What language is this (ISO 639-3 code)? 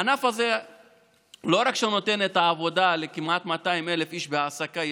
heb